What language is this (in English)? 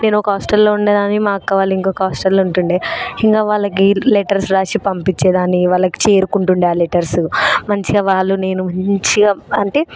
Telugu